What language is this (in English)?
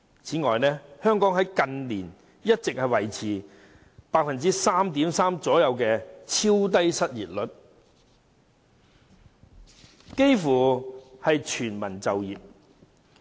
Cantonese